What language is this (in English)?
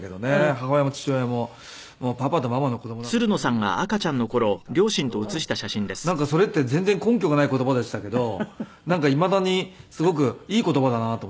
Japanese